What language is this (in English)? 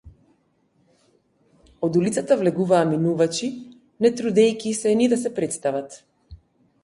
Macedonian